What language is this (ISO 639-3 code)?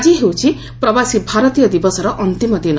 ori